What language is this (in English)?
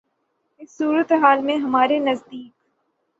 Urdu